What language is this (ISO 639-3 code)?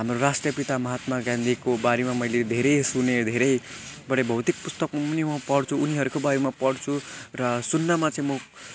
nep